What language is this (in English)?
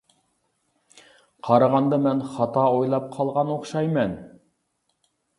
Uyghur